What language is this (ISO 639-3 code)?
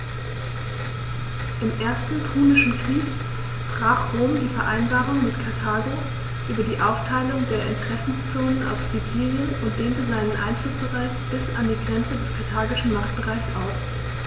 deu